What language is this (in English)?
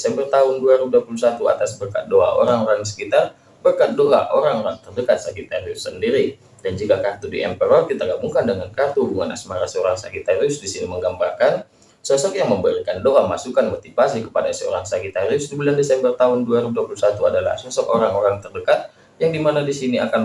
Indonesian